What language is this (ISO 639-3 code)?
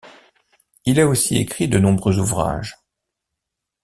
fra